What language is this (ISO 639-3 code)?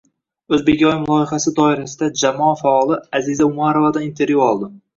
uzb